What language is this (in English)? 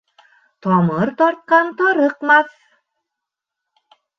Bashkir